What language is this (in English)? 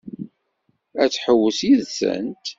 Kabyle